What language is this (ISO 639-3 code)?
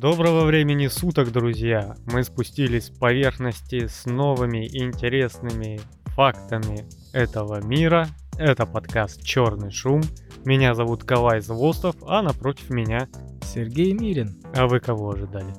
rus